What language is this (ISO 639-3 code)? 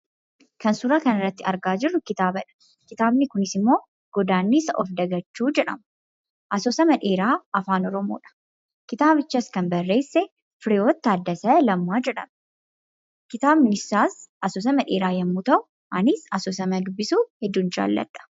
orm